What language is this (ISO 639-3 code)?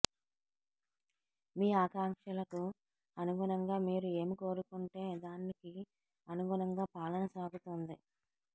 tel